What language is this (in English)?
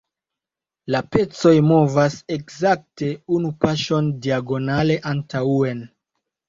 Esperanto